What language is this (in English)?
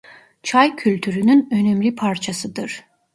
Turkish